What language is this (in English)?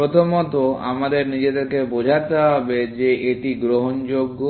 Bangla